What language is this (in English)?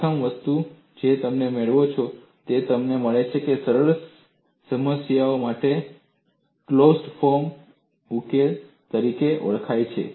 Gujarati